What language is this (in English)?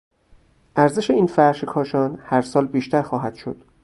Persian